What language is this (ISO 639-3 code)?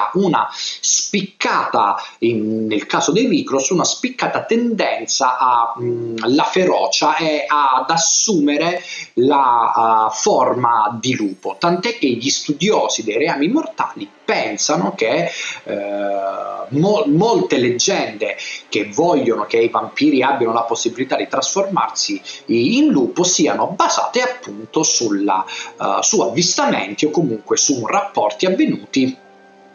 ita